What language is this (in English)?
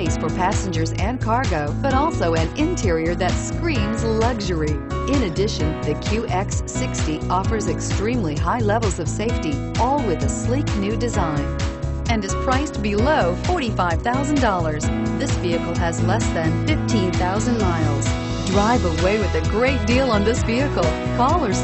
English